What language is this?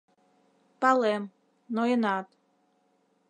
Mari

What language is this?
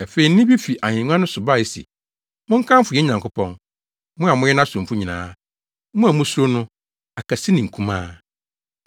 Akan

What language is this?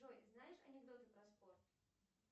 Russian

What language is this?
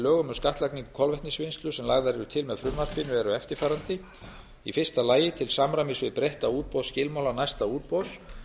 Icelandic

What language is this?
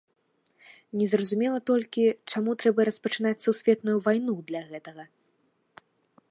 Belarusian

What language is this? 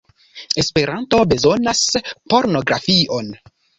Esperanto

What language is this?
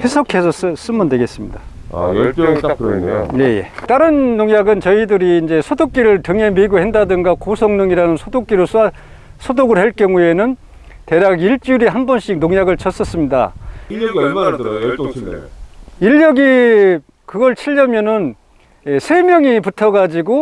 Korean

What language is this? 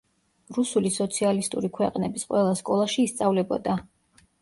Georgian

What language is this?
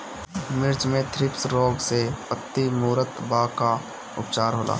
Bhojpuri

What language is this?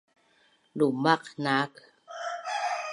Bunun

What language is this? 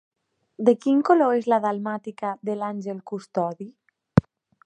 Catalan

